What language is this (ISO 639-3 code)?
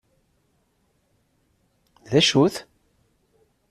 kab